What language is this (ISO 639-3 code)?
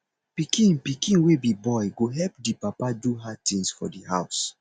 pcm